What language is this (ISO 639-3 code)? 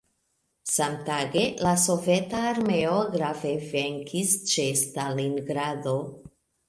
epo